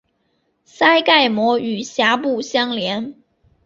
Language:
Chinese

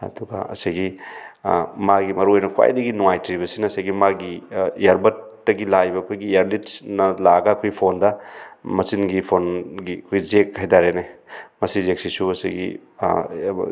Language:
Manipuri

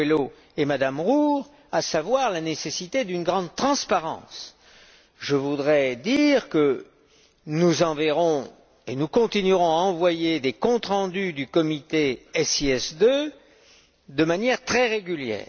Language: French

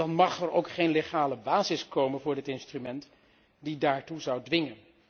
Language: Dutch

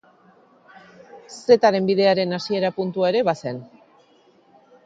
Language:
Basque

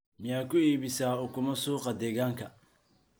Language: Somali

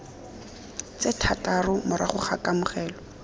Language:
Tswana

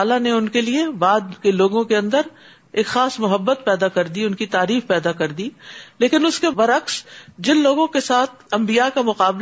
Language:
Urdu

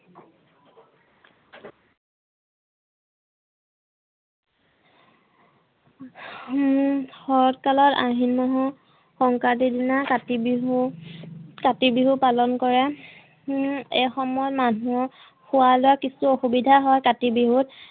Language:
Assamese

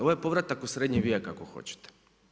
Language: Croatian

